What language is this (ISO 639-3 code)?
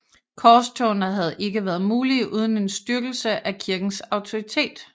dan